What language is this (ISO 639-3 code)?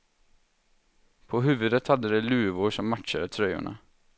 swe